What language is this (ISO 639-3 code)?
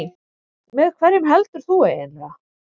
isl